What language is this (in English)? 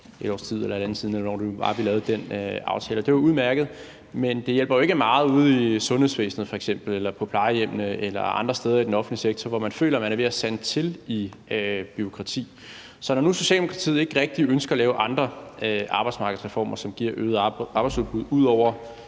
Danish